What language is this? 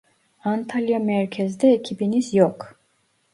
Turkish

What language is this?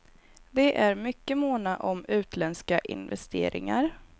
Swedish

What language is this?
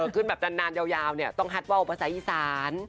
Thai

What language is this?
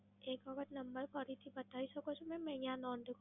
Gujarati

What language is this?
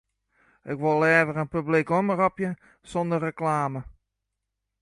Western Frisian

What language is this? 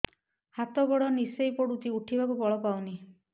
Odia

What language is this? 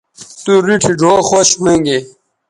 Bateri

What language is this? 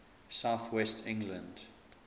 English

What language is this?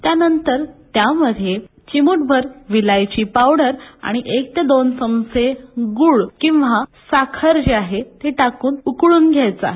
Marathi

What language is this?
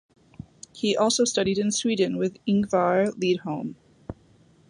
English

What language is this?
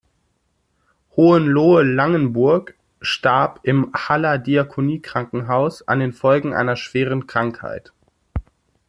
German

